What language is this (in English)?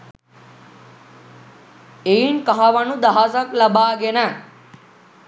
Sinhala